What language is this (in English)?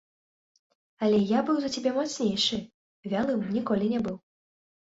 Belarusian